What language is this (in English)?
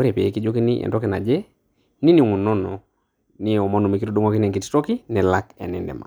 Masai